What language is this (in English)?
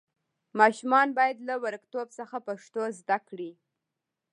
Pashto